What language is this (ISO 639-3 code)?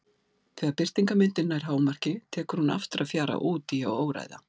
isl